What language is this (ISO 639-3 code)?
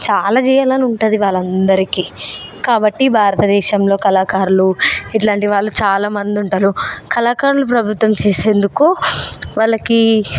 tel